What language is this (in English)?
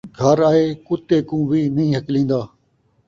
Saraiki